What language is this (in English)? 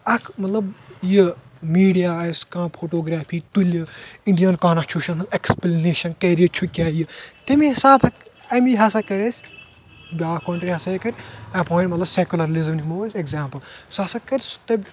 Kashmiri